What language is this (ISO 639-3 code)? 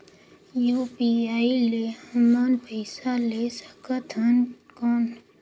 hne